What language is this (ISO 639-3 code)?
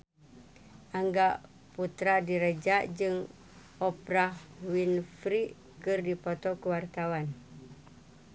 sun